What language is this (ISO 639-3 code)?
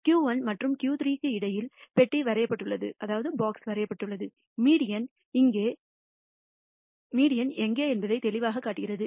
tam